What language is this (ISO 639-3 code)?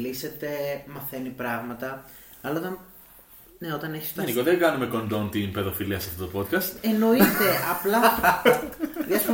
ell